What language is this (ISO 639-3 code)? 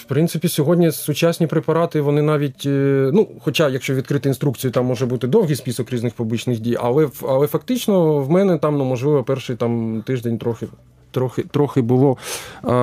ukr